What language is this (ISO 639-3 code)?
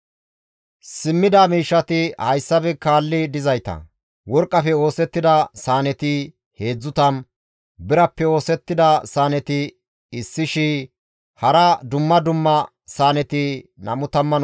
gmv